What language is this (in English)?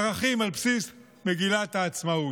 Hebrew